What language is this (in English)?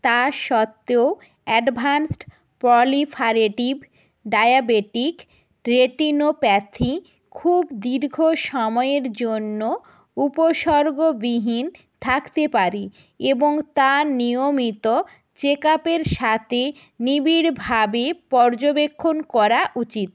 Bangla